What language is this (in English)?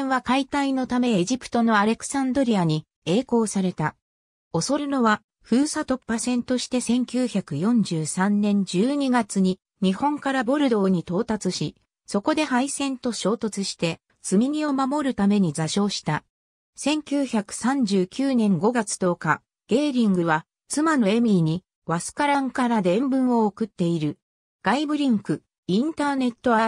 Japanese